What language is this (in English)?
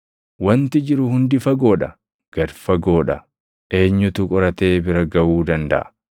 Oromo